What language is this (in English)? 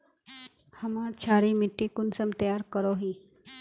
Magahi